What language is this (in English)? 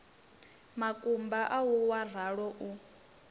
Venda